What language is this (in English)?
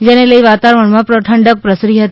Gujarati